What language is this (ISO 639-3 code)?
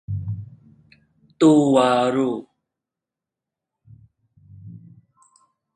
tha